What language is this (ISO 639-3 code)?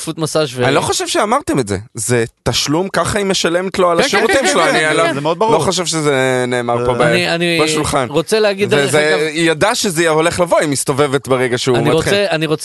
heb